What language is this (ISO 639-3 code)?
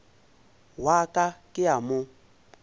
nso